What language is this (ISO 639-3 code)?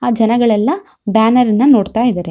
kan